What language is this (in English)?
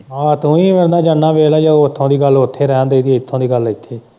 Punjabi